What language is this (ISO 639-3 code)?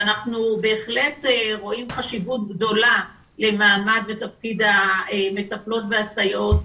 heb